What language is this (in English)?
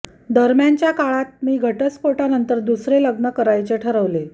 Marathi